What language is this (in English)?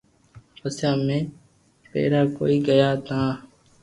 Loarki